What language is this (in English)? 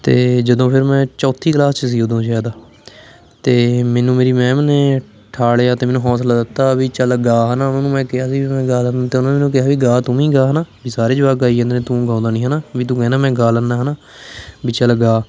Punjabi